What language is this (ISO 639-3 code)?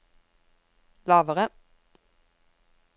nor